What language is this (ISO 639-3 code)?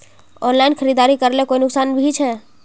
mag